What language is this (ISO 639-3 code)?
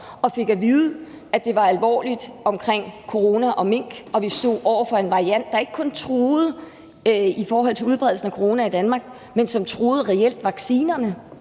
dan